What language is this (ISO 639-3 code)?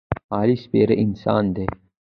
pus